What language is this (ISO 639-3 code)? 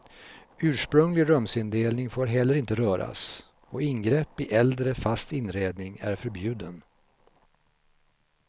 swe